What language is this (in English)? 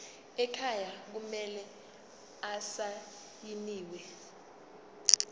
Zulu